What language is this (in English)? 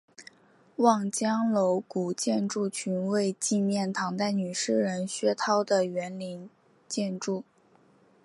Chinese